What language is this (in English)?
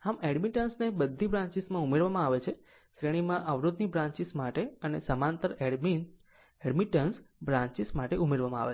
Gujarati